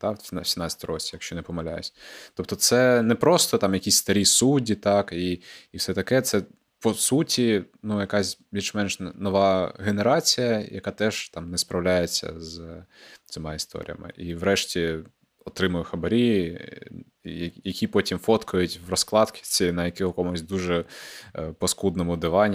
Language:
Ukrainian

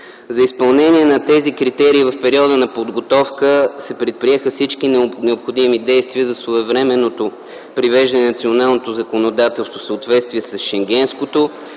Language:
Bulgarian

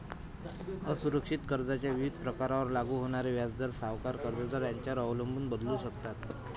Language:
Marathi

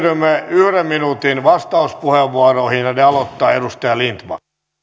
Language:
Finnish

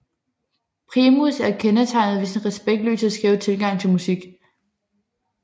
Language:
Danish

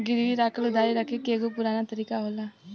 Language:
Bhojpuri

